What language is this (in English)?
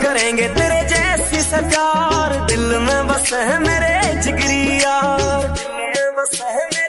Hindi